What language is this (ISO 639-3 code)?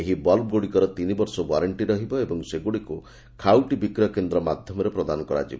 ori